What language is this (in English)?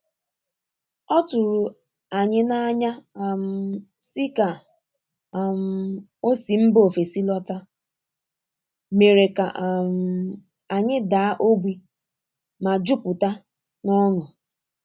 Igbo